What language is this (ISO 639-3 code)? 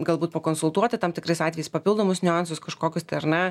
lit